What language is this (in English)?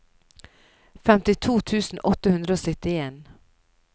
Norwegian